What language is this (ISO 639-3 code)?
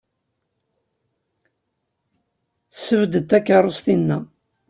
kab